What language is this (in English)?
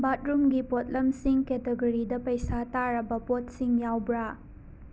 Manipuri